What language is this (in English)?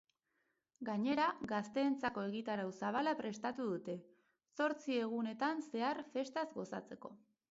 Basque